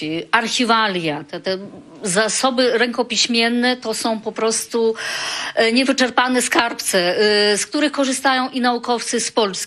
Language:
Polish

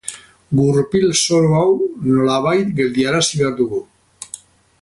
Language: Basque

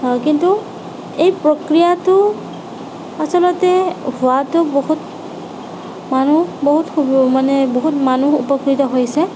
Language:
Assamese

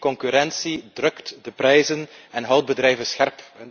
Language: Dutch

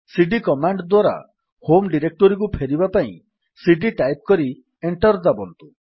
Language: Odia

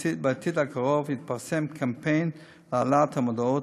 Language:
Hebrew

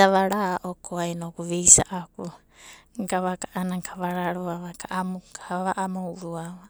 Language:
Abadi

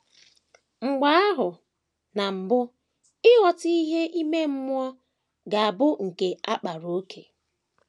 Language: Igbo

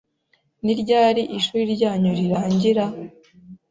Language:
Kinyarwanda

